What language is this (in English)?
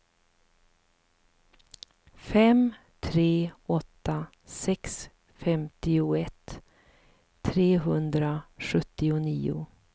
Swedish